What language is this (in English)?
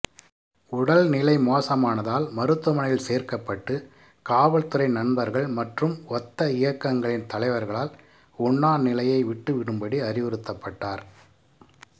Tamil